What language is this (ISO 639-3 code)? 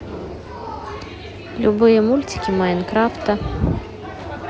rus